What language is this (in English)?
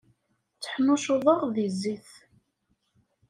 Kabyle